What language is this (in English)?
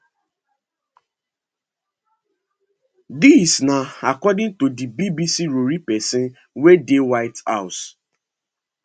Nigerian Pidgin